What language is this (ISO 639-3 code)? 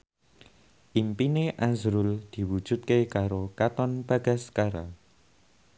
jav